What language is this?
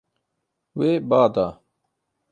Kurdish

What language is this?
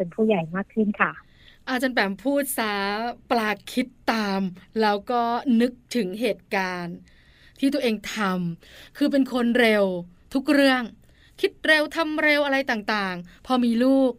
Thai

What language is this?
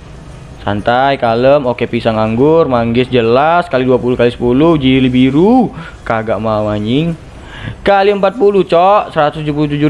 Indonesian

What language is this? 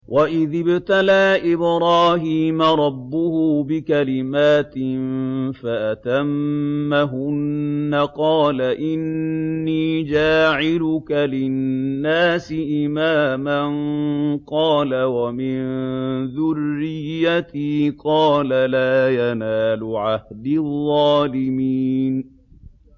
Arabic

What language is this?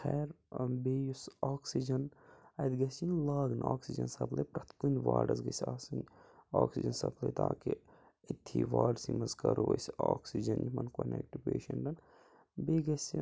Kashmiri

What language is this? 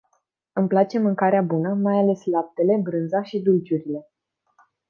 Romanian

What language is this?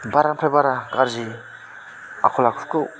Bodo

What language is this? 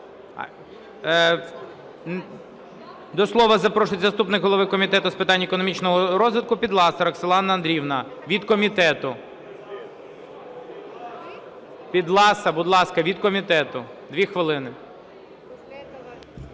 Ukrainian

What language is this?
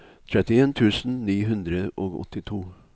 Norwegian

